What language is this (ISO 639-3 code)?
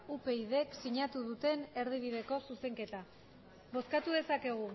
eus